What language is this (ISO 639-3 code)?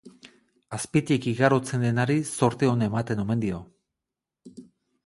eus